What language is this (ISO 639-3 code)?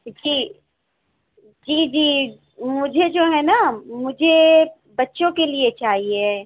urd